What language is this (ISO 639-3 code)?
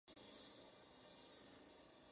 spa